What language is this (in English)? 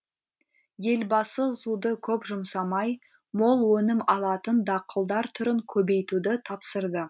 Kazakh